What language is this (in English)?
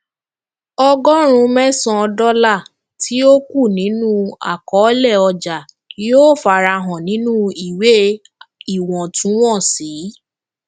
Yoruba